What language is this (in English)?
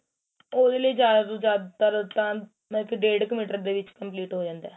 Punjabi